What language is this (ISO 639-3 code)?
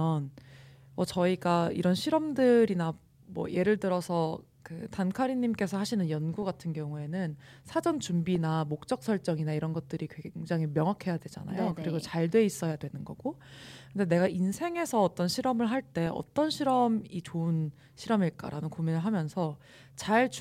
kor